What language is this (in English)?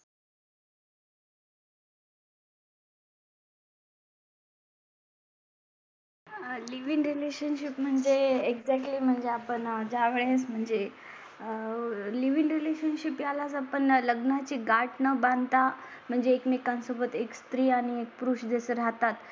Marathi